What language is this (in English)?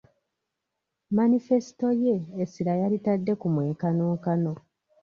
Ganda